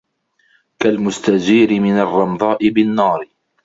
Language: Arabic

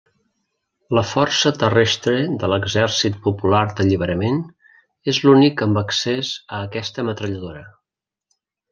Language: Catalan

